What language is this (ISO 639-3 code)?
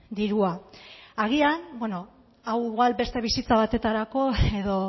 eus